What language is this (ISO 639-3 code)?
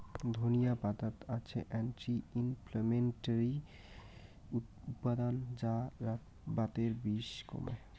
ben